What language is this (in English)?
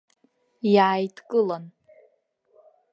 Abkhazian